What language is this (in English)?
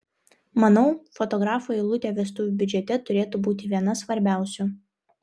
Lithuanian